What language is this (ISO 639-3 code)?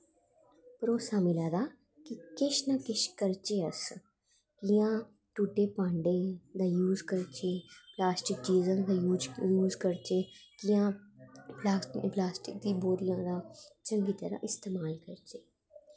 doi